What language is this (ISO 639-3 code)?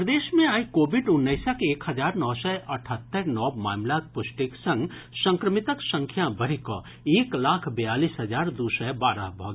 mai